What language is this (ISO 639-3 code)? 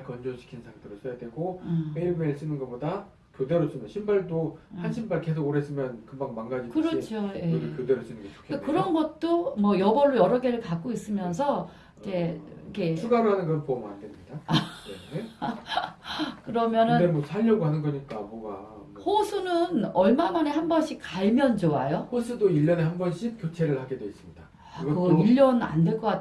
kor